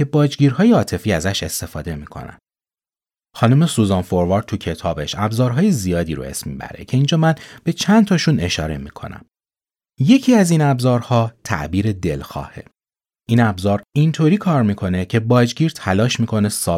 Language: Persian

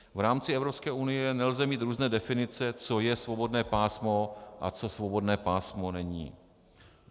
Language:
Czech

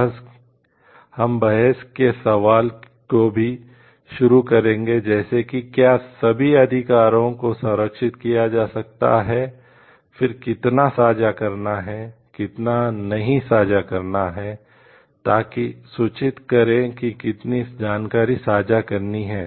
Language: Hindi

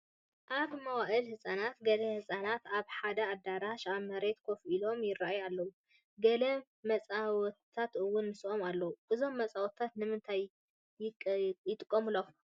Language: Tigrinya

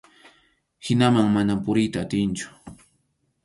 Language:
Arequipa-La Unión Quechua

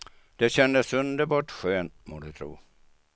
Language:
Swedish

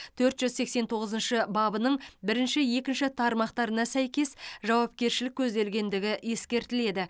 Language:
Kazakh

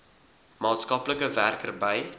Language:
Afrikaans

